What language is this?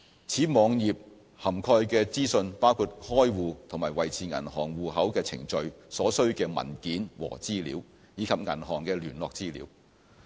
Cantonese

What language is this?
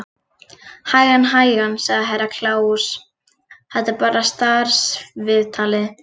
Icelandic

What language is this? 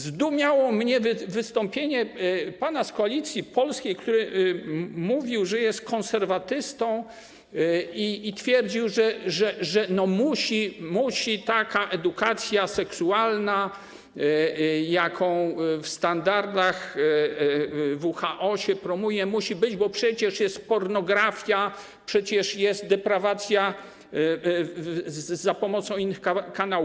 Polish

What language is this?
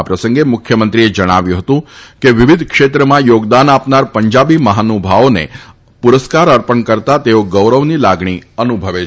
Gujarati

